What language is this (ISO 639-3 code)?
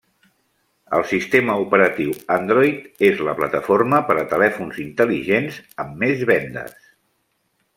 cat